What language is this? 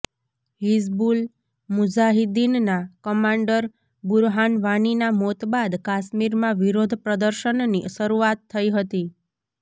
Gujarati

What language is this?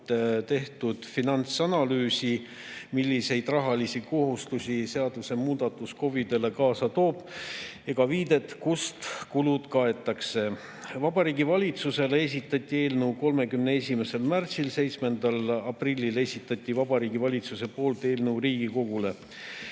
Estonian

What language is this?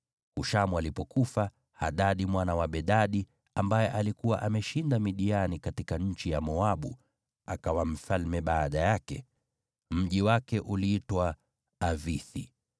Swahili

